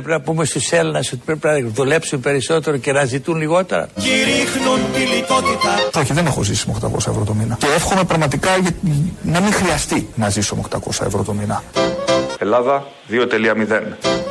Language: Greek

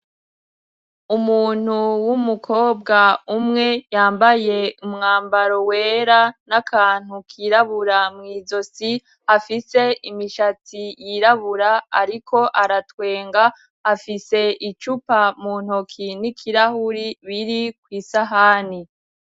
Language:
Rundi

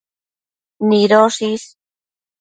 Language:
Matsés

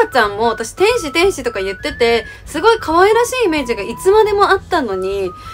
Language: Japanese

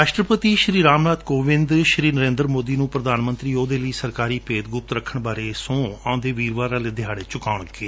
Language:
Punjabi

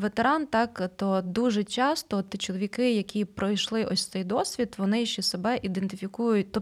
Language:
Ukrainian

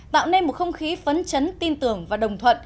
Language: Vietnamese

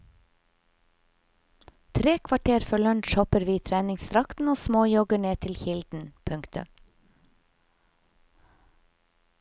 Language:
Norwegian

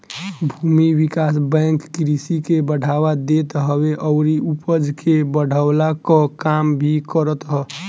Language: Bhojpuri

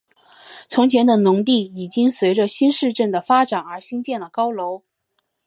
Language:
Chinese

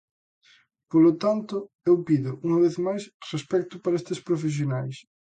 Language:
Galician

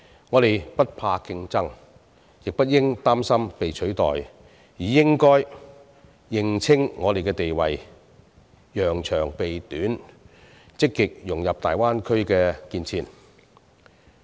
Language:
Cantonese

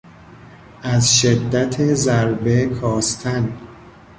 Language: Persian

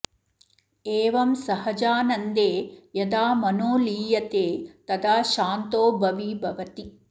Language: Sanskrit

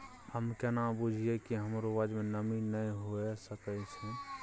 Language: Maithili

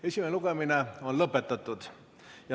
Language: Estonian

